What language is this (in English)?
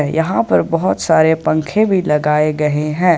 Hindi